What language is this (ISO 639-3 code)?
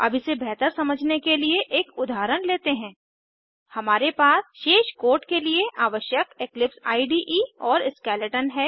hin